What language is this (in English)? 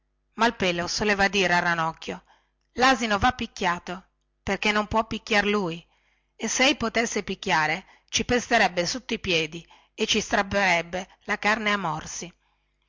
Italian